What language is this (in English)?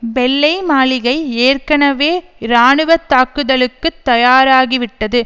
Tamil